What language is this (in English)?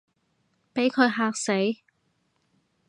Cantonese